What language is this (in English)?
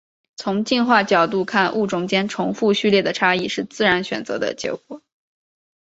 Chinese